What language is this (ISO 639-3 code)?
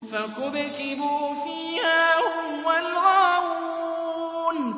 ara